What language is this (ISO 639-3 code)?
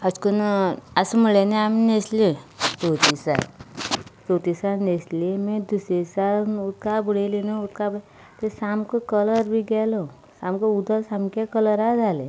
kok